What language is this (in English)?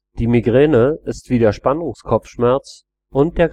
German